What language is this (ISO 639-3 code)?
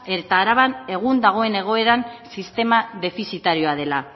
eus